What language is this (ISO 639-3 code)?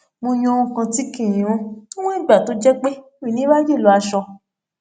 yor